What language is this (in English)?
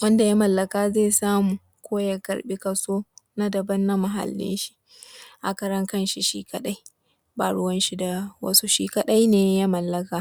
Hausa